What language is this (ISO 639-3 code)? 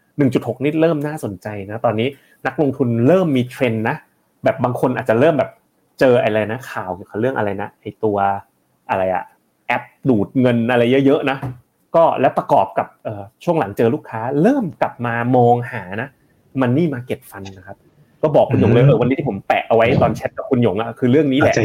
tha